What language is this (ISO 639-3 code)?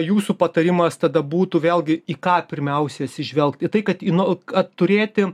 lit